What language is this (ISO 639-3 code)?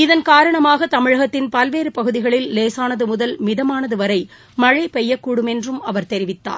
tam